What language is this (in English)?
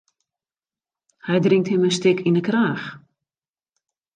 Western Frisian